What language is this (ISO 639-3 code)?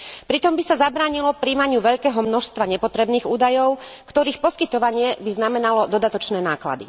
slk